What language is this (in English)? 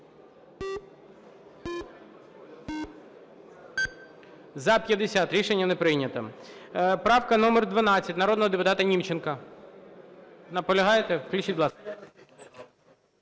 Ukrainian